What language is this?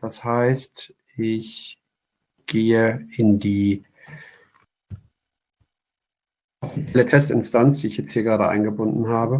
German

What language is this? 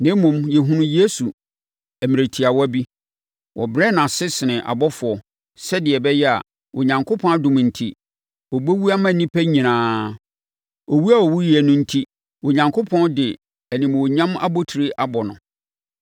Akan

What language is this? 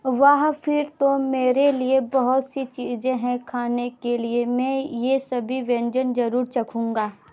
Hindi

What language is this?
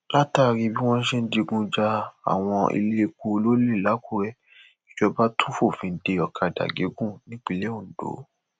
Yoruba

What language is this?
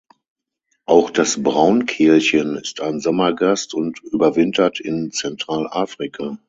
German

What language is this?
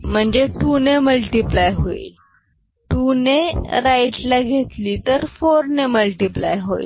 Marathi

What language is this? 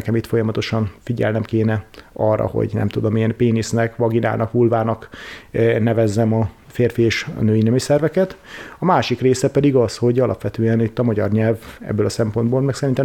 Hungarian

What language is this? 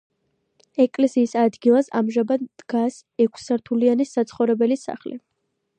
Georgian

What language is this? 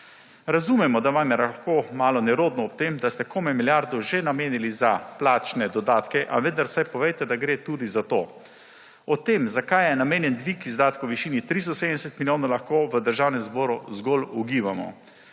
Slovenian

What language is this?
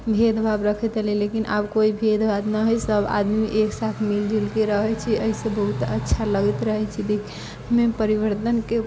Maithili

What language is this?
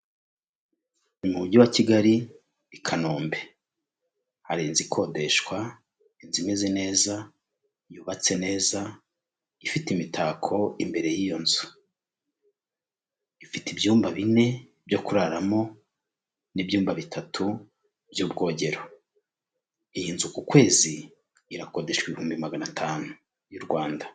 Kinyarwanda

